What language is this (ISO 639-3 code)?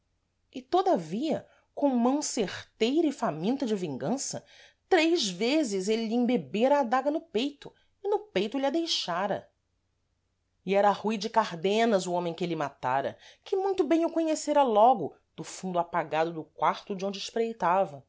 por